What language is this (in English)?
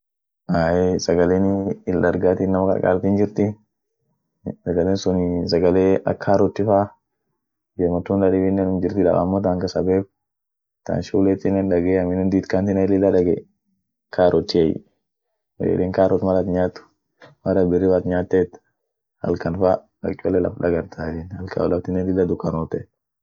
Orma